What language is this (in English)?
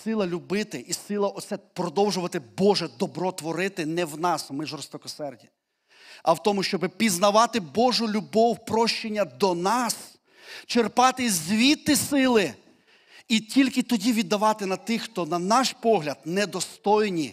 Ukrainian